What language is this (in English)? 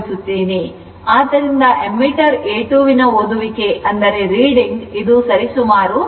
Kannada